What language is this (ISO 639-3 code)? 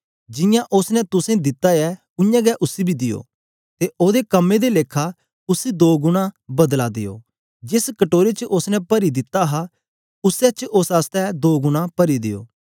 doi